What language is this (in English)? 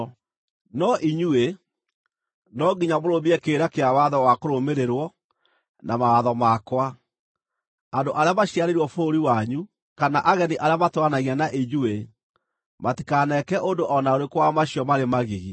Kikuyu